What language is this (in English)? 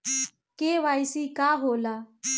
Bhojpuri